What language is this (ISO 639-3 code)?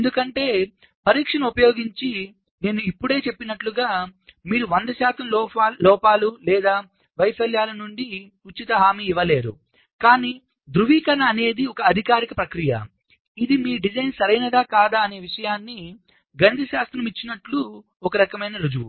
tel